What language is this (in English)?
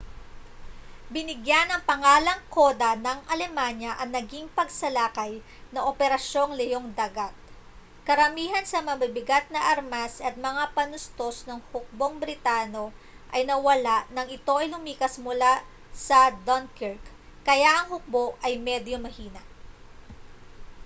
Filipino